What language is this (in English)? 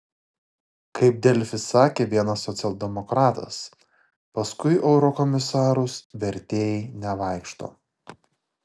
Lithuanian